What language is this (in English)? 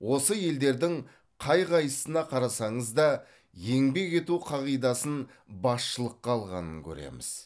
Kazakh